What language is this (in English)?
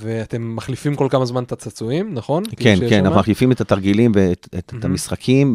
Hebrew